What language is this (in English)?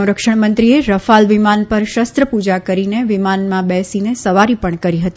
Gujarati